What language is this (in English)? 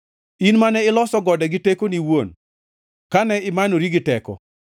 Luo (Kenya and Tanzania)